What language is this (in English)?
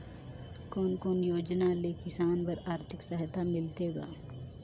Chhattisgarhi